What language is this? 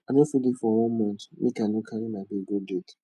Nigerian Pidgin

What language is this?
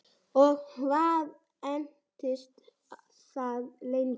Icelandic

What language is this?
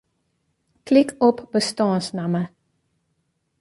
Western Frisian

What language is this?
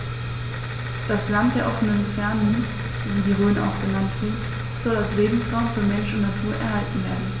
German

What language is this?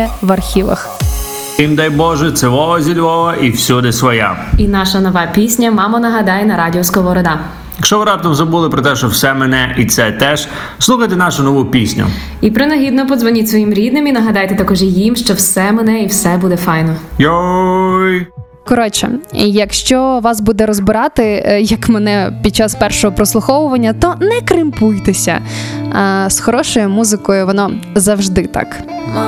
Ukrainian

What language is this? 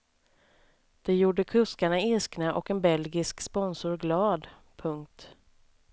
Swedish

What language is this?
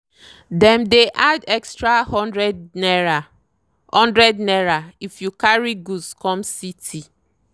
Nigerian Pidgin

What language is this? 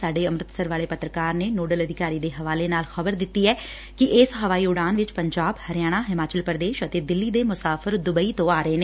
Punjabi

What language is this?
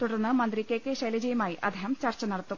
Malayalam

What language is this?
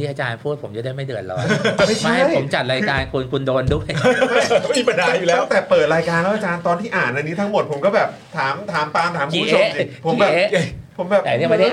Thai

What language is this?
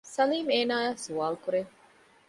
Divehi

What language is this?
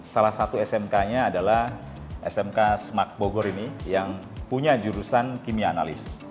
Indonesian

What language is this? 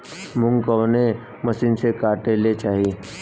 Bhojpuri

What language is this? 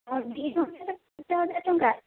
Odia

